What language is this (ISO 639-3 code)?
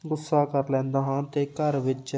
pan